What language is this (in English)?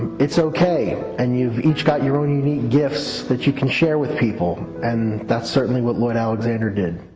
English